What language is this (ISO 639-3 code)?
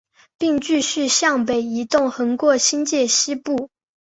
zho